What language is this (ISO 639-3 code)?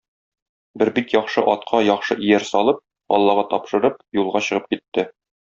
tat